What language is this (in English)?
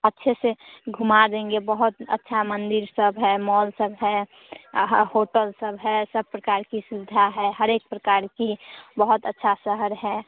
Hindi